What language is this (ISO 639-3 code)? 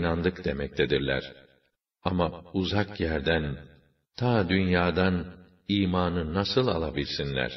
tur